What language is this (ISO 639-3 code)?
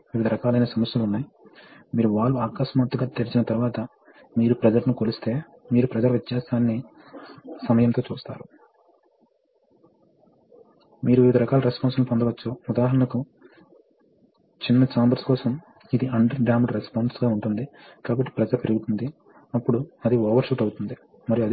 tel